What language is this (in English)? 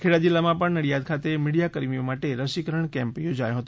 Gujarati